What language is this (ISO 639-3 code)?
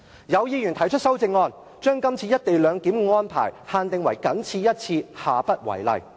yue